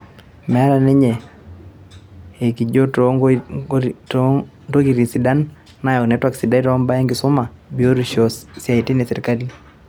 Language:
Masai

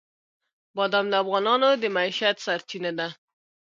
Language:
Pashto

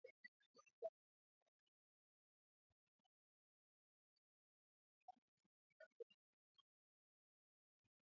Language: Swahili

